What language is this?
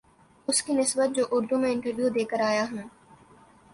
Urdu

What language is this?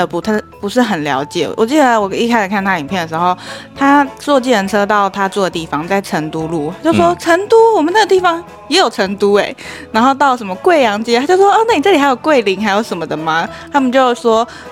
Chinese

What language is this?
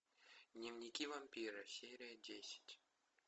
Russian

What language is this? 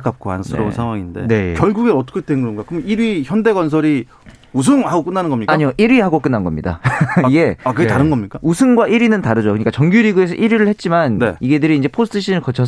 Korean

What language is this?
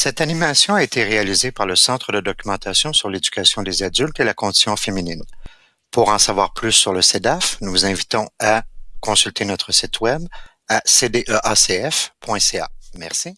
French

